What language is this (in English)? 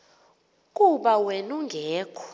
Xhosa